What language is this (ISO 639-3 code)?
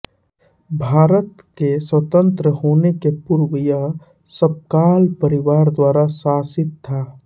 hin